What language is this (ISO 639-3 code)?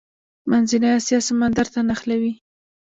pus